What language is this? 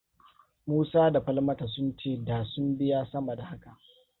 Hausa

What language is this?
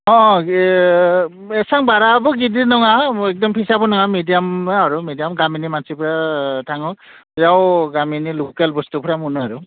Bodo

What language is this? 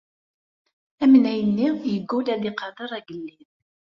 Kabyle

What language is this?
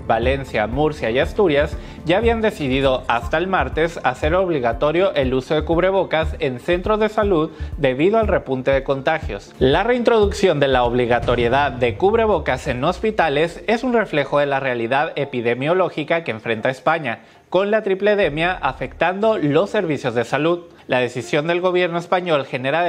Spanish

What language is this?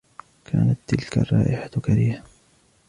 Arabic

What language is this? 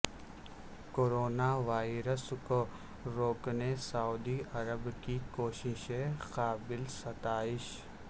Urdu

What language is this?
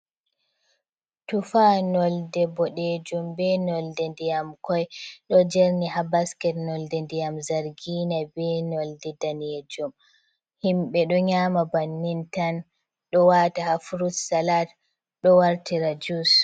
Fula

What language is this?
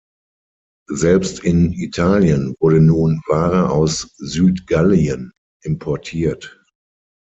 German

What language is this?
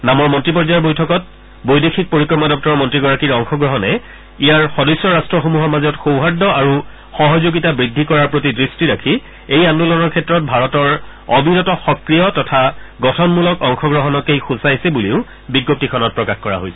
Assamese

